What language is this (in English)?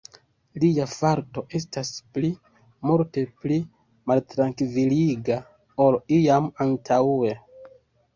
Esperanto